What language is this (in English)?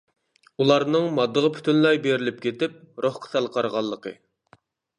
Uyghur